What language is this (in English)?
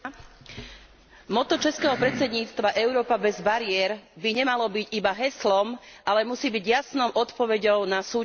Slovak